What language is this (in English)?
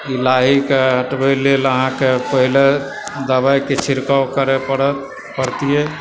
Maithili